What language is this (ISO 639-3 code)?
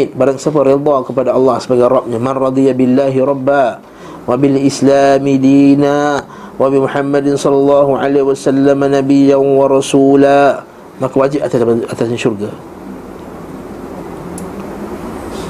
msa